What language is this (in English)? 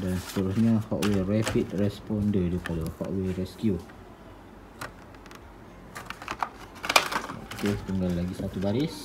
Malay